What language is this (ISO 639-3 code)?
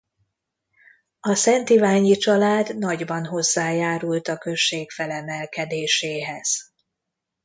hun